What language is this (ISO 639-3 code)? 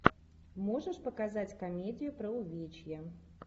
rus